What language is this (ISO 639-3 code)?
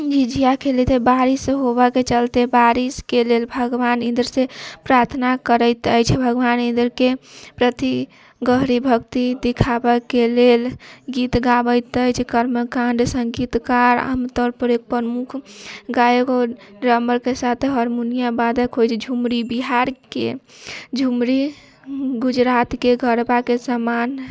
mai